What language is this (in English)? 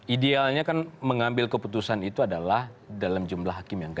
Indonesian